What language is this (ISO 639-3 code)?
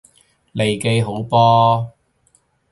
yue